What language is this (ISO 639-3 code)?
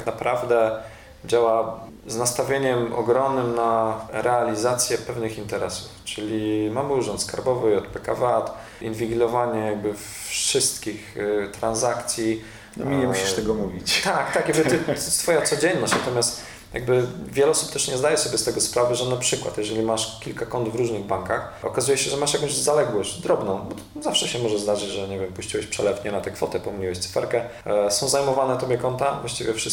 pol